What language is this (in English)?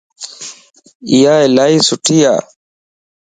Lasi